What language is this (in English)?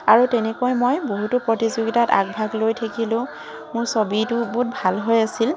Assamese